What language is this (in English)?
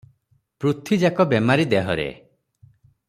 Odia